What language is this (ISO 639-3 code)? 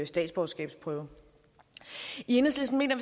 dan